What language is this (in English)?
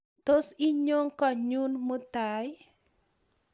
Kalenjin